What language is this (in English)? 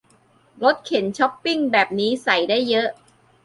Thai